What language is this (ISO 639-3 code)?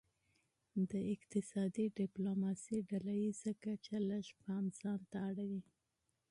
pus